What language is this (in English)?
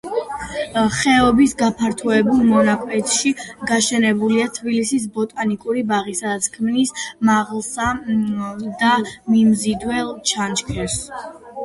Georgian